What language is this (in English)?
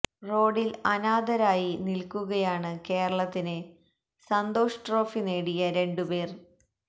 Malayalam